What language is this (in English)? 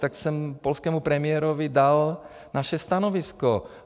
Czech